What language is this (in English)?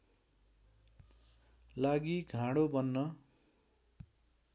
Nepali